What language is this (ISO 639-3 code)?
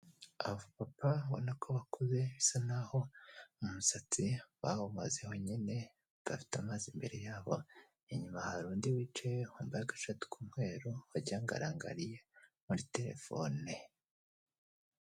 kin